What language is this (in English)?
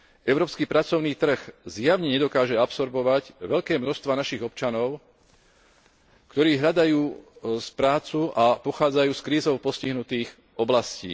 Slovak